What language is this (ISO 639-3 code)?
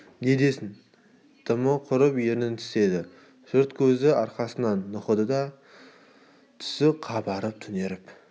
kaz